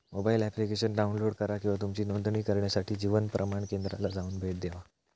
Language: Marathi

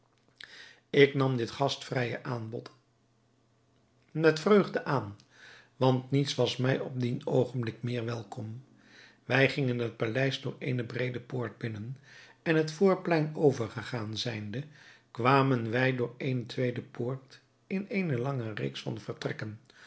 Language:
Dutch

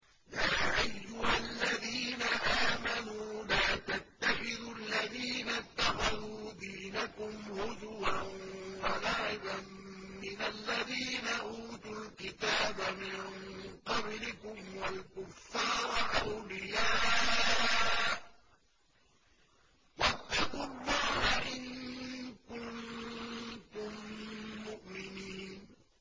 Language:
Arabic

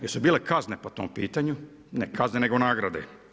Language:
Croatian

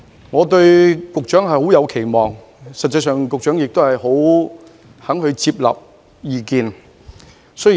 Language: Cantonese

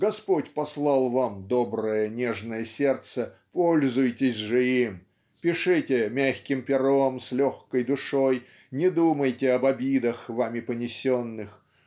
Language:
Russian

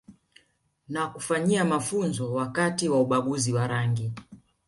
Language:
Swahili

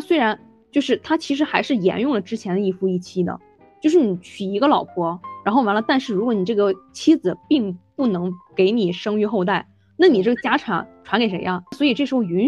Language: Chinese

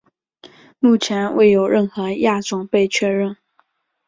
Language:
Chinese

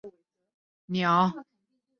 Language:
Chinese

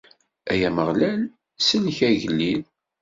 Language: Kabyle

